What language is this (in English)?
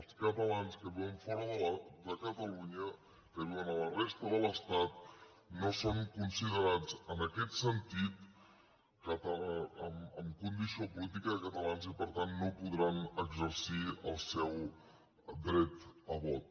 Catalan